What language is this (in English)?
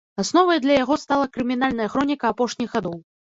Belarusian